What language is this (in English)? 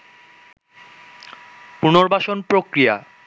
Bangla